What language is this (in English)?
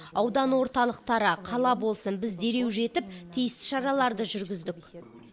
Kazakh